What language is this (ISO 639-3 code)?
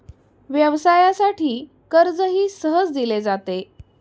mar